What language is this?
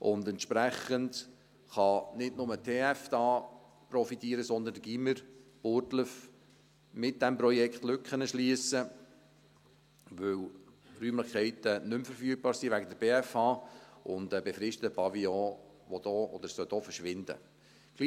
Swiss German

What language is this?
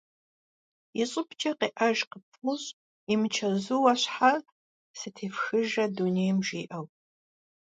Kabardian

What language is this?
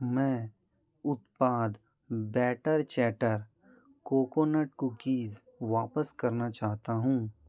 Hindi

